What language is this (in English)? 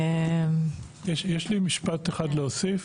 Hebrew